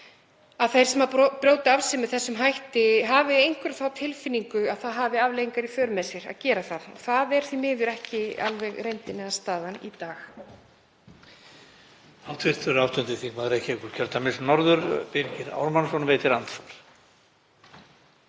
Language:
Icelandic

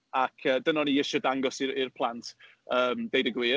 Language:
Welsh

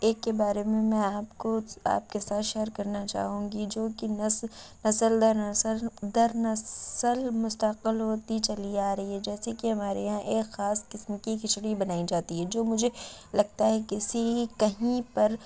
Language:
Urdu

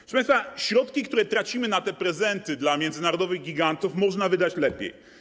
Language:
Polish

